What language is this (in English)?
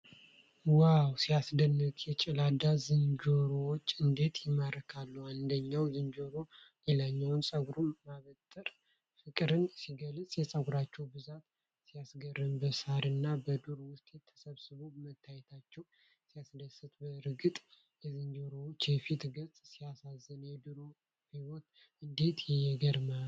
Amharic